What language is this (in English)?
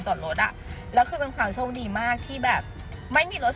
Thai